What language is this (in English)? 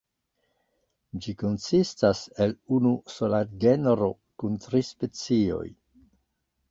Esperanto